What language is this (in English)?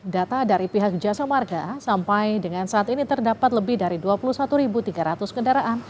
Indonesian